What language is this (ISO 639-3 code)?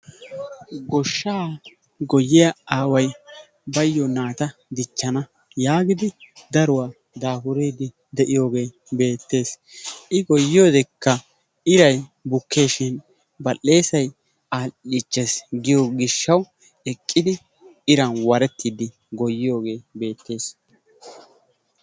wal